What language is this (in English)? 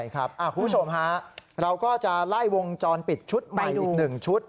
Thai